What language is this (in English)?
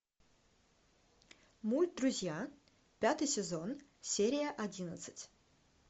Russian